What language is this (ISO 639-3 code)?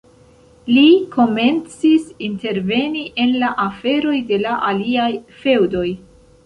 epo